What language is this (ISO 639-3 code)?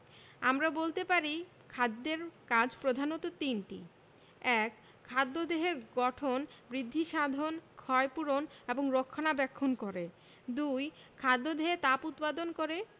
ben